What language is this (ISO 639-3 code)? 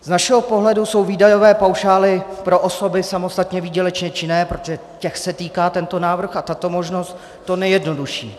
ces